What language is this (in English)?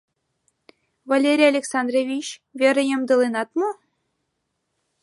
Mari